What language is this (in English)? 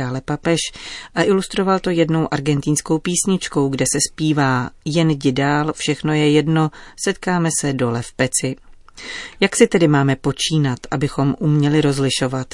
Czech